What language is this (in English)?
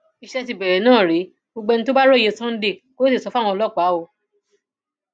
Yoruba